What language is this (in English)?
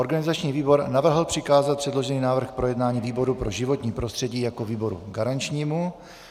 Czech